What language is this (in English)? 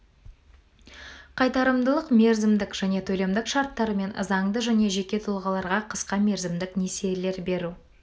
Kazakh